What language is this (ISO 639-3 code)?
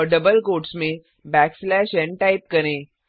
hin